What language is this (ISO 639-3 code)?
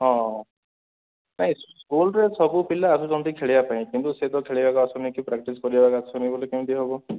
ori